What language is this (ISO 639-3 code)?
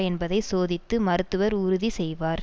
tam